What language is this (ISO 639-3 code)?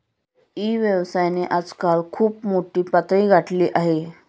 mar